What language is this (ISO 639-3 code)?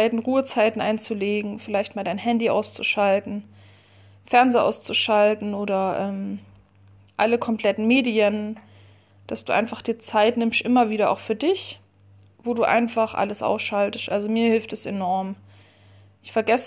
deu